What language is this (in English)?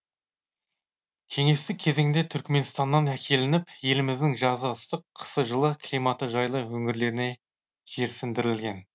Kazakh